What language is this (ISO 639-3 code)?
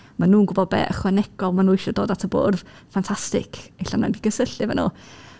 cym